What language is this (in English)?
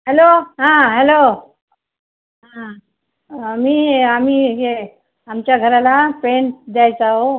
Marathi